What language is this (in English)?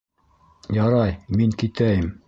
Bashkir